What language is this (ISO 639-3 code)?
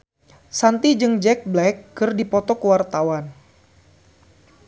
sun